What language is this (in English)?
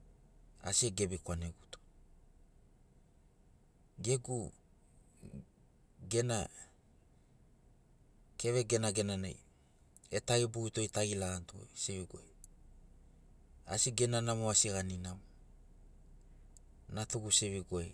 Sinaugoro